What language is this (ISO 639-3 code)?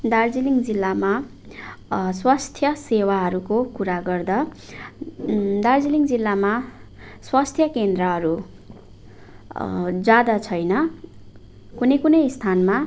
nep